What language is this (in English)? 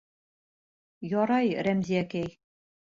Bashkir